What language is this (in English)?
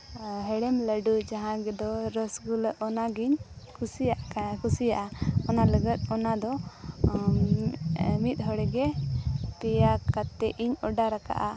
Santali